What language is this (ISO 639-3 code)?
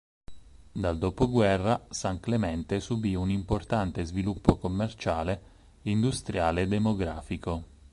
ita